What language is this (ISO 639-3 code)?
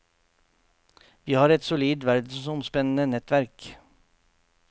nor